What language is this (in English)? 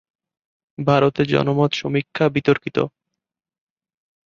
Bangla